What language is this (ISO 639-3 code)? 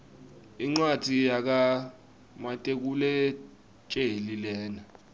ssw